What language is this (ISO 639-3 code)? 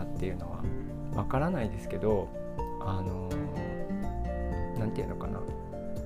jpn